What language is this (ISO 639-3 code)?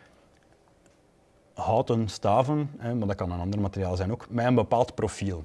nld